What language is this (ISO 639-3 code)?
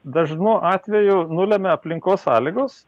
lit